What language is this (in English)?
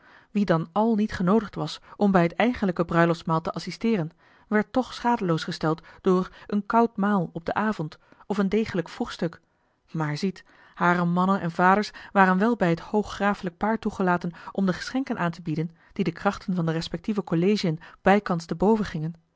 Dutch